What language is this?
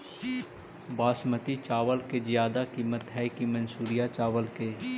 Magahi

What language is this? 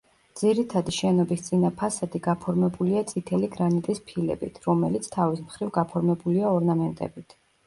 Georgian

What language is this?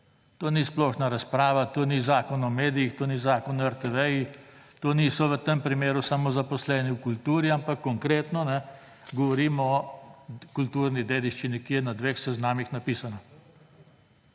Slovenian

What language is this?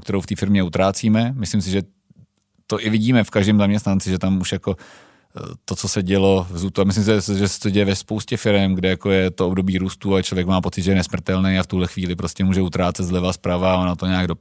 Czech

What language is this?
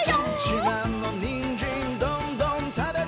Japanese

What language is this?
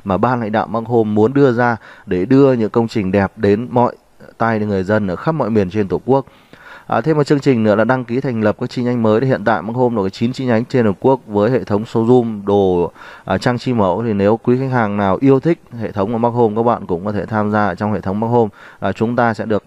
Vietnamese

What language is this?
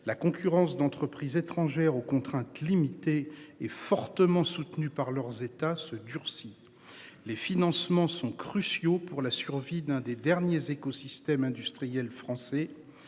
French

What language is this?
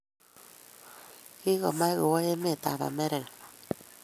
Kalenjin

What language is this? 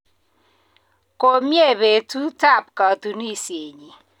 Kalenjin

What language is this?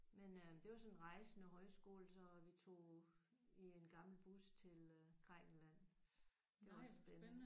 Danish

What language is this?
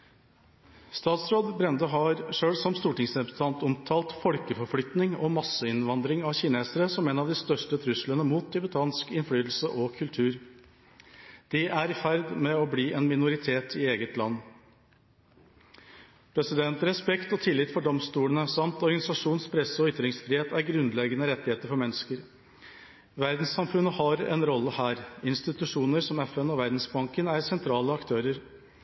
Norwegian Bokmål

